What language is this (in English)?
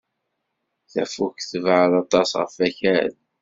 Kabyle